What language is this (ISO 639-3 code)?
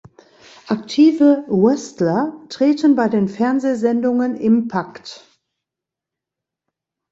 deu